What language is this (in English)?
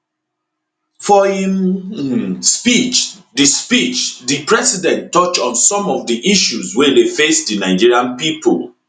Nigerian Pidgin